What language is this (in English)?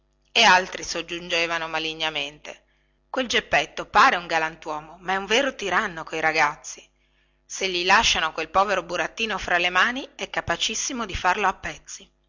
Italian